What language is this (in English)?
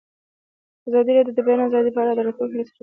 Pashto